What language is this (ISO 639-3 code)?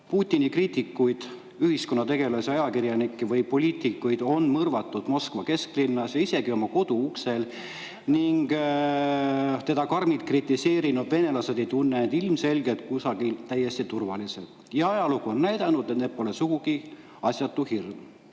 est